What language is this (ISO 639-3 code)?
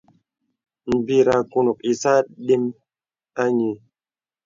beb